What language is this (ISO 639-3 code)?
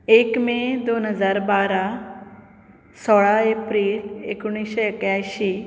kok